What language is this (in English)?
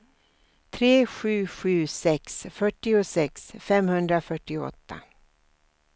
Swedish